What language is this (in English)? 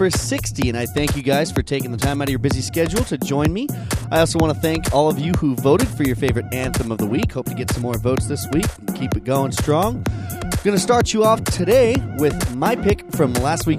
English